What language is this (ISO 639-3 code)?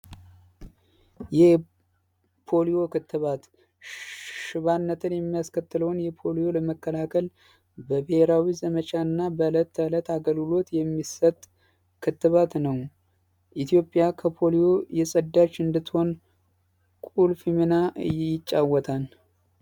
amh